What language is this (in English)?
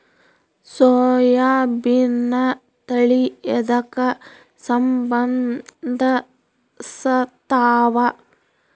Kannada